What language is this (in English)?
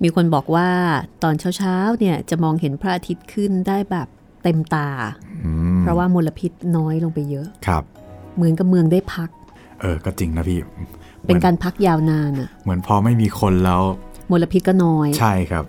Thai